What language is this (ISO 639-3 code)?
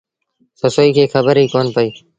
sbn